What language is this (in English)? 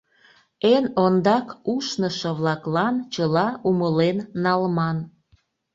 Mari